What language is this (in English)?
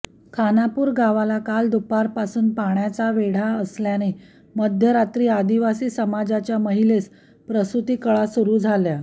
Marathi